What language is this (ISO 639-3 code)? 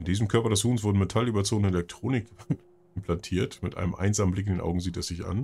deu